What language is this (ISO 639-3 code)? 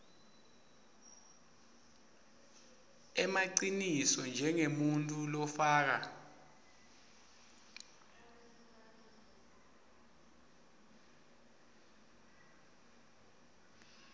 ssw